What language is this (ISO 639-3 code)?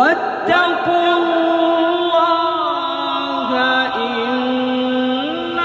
ara